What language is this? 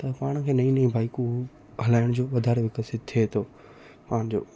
Sindhi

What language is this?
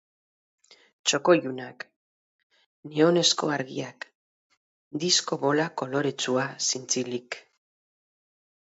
Basque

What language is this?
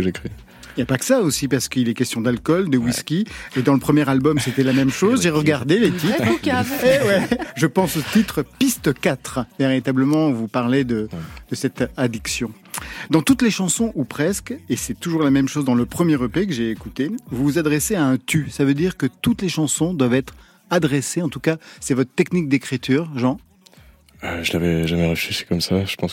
French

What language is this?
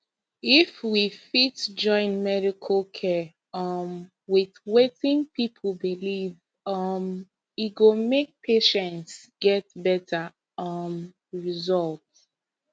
Nigerian Pidgin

